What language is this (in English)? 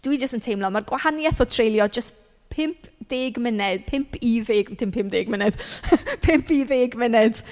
Welsh